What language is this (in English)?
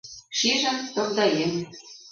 Mari